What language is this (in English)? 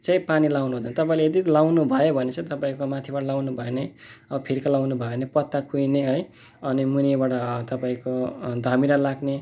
Nepali